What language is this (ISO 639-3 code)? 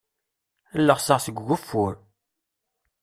kab